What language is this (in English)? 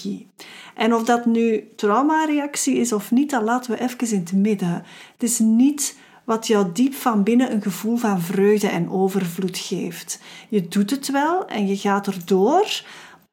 Dutch